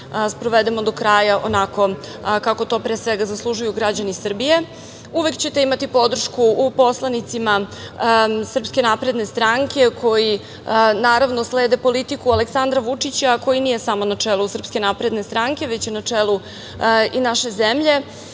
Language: Serbian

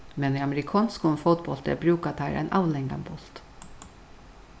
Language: Faroese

